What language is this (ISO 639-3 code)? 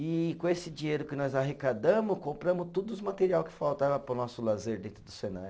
por